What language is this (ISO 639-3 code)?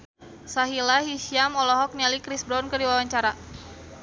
sun